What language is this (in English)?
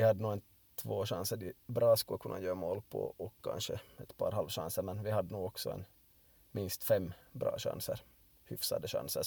Swedish